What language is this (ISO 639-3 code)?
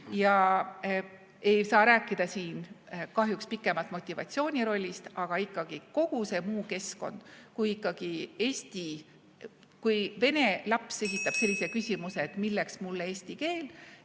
est